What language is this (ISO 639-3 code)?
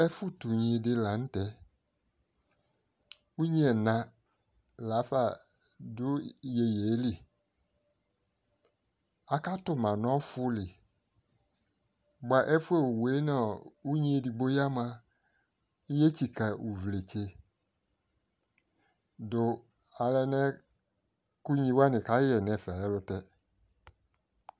kpo